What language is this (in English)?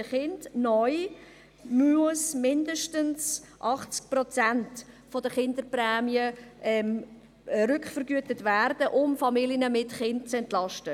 Swiss German